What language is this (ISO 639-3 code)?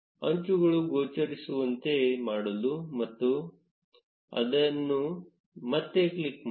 kan